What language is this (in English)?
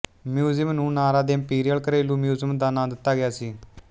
Punjabi